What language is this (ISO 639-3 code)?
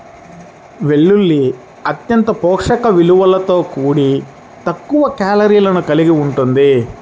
tel